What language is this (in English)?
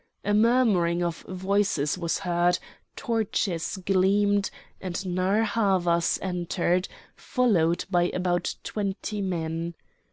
English